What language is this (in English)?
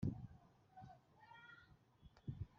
Kinyarwanda